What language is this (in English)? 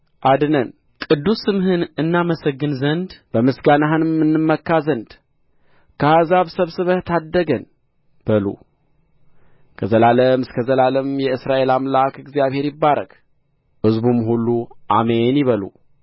Amharic